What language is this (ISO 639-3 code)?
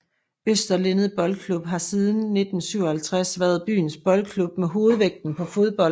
dan